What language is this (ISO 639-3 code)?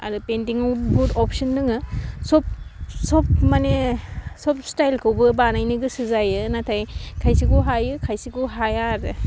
brx